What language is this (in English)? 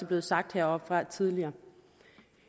Danish